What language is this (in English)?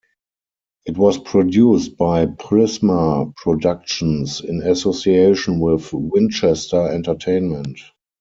English